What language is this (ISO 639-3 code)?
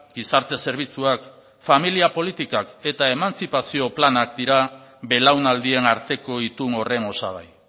eus